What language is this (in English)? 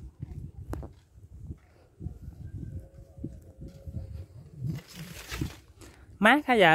Vietnamese